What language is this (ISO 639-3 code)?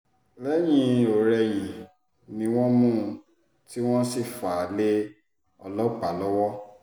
yor